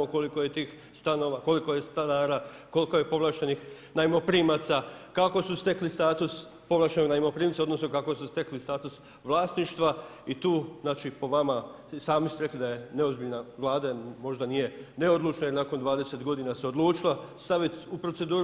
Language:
Croatian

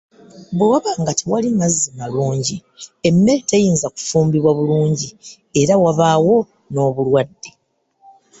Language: Ganda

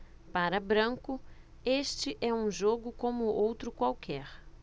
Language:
Portuguese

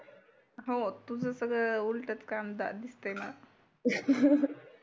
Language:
Marathi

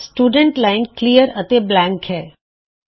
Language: Punjabi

